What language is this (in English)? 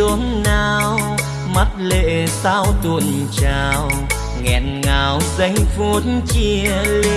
Vietnamese